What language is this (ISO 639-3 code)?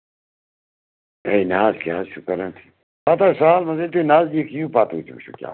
kas